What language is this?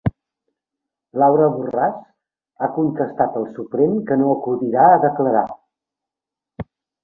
Catalan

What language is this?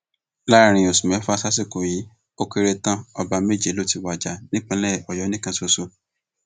Yoruba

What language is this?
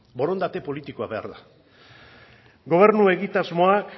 Basque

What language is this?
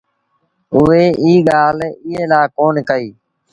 Sindhi Bhil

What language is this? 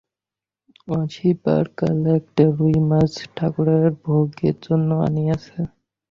Bangla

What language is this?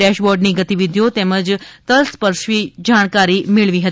Gujarati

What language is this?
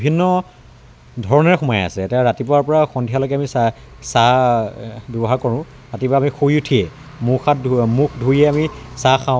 Assamese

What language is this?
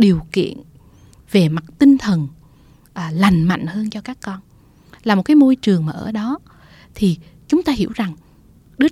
Vietnamese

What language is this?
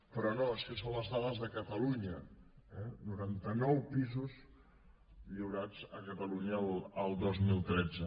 Catalan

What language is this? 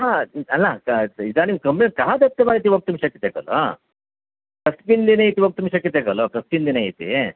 Sanskrit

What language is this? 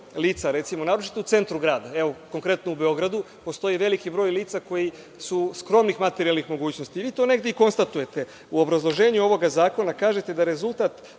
Serbian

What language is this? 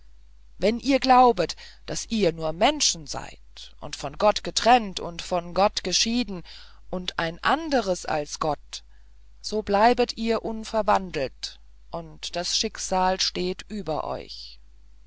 German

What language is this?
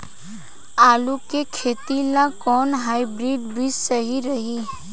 Bhojpuri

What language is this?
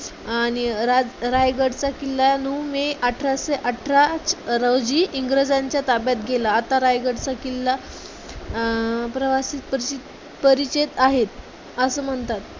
Marathi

